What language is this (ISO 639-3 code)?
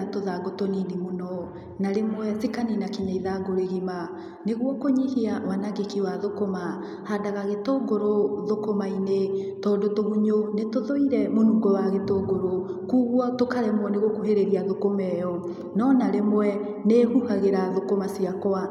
kik